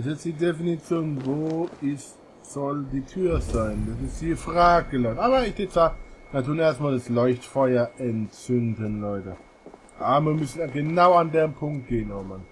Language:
German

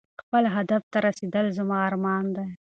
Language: Pashto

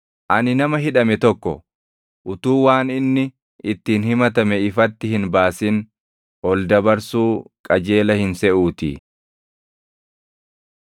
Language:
Oromo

